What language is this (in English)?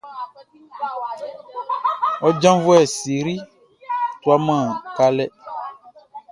Baoulé